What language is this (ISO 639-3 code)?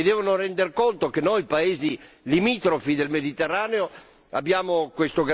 ita